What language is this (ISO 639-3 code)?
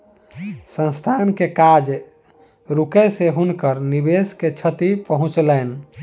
mai